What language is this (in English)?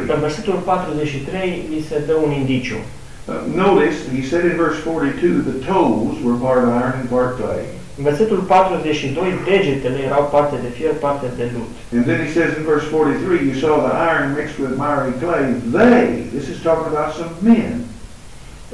Romanian